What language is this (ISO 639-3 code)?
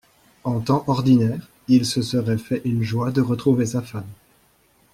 fra